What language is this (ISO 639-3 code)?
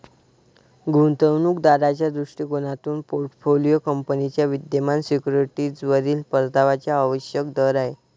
mar